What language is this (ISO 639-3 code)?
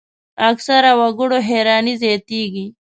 pus